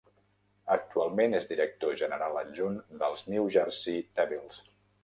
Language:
Catalan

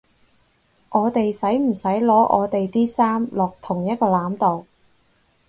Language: Cantonese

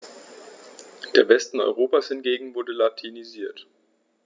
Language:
German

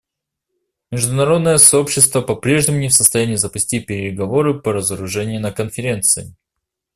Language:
Russian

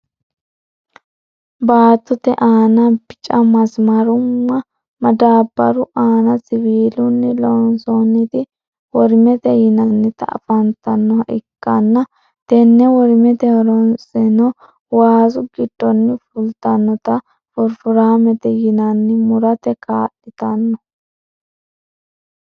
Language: Sidamo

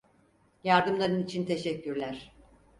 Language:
Turkish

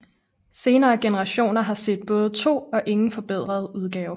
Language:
Danish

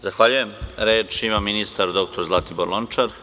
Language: Serbian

